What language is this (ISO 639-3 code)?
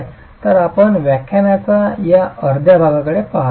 mar